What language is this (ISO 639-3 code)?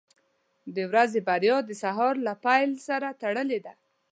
pus